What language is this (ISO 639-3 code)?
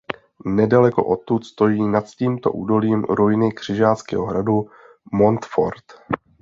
ces